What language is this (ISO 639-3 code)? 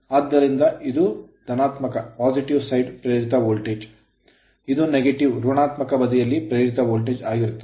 kan